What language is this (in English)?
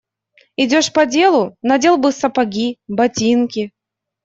Russian